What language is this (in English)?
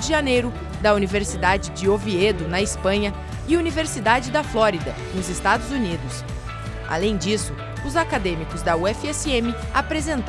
Portuguese